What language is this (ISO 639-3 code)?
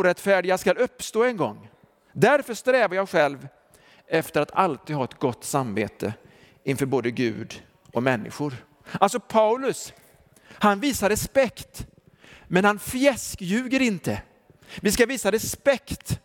swe